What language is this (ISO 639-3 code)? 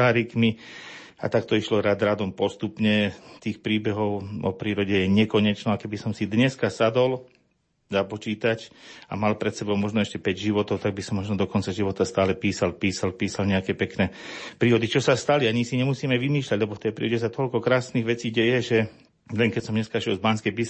slk